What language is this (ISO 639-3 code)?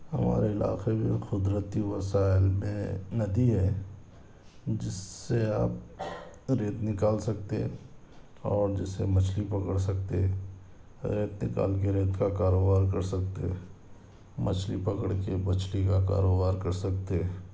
urd